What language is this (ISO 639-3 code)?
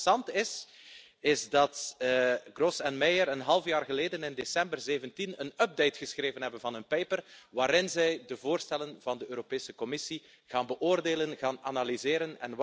nld